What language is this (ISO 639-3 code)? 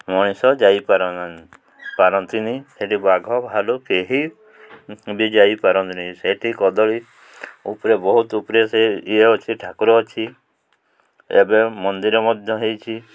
ori